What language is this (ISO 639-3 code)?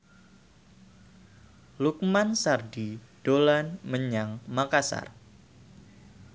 jav